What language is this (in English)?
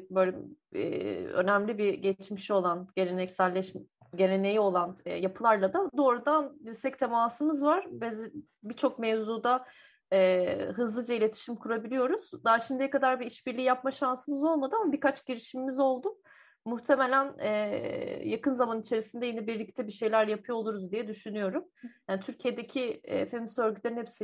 Turkish